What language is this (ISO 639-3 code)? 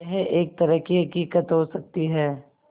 hin